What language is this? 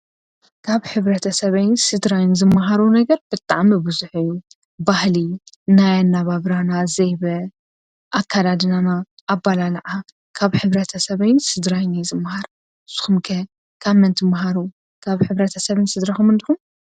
Tigrinya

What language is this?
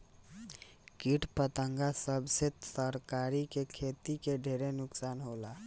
Bhojpuri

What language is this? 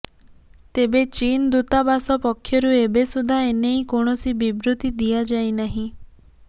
Odia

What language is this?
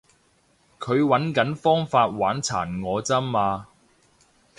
Cantonese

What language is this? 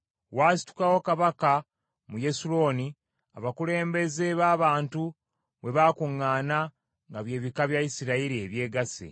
Ganda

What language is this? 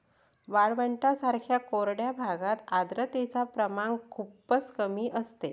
Marathi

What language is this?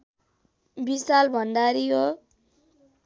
Nepali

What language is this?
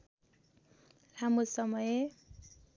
Nepali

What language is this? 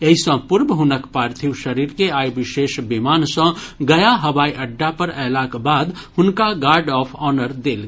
Maithili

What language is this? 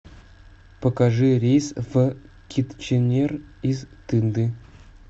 Russian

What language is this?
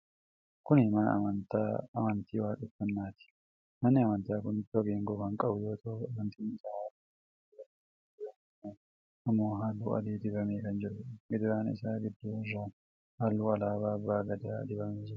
Oromo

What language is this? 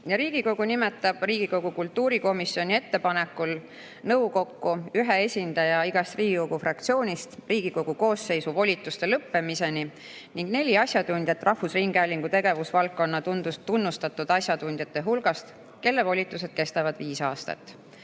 Estonian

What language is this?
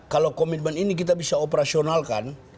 Indonesian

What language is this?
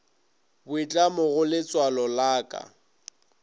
Northern Sotho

